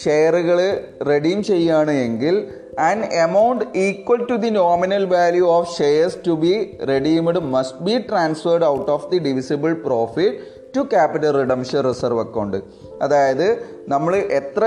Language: Malayalam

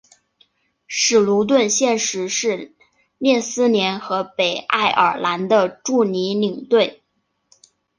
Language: Chinese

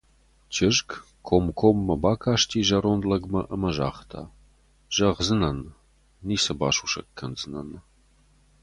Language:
Ossetic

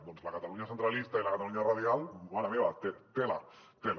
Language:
Catalan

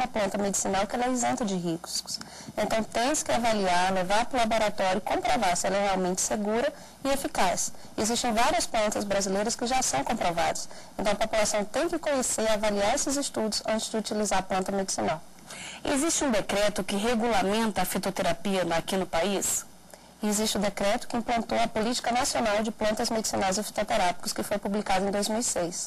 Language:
Portuguese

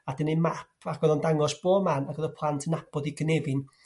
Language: Welsh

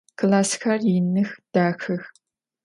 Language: Adyghe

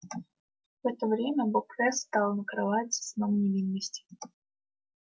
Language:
Russian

